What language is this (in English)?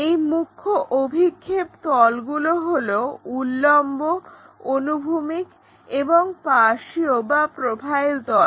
Bangla